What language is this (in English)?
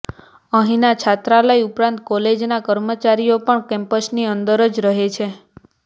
Gujarati